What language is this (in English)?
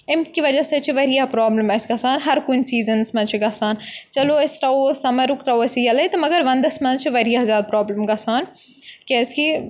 Kashmiri